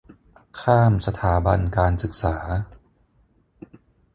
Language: Thai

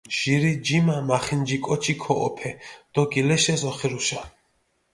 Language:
Mingrelian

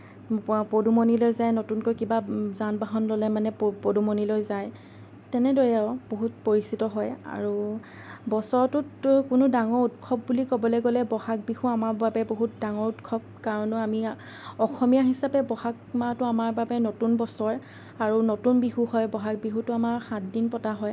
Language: Assamese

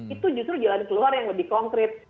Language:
Indonesian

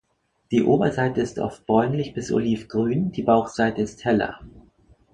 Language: German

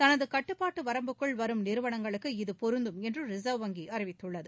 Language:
Tamil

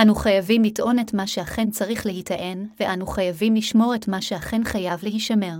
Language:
Hebrew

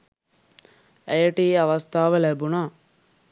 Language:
Sinhala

